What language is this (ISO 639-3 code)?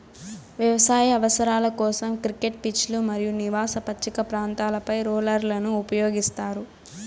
tel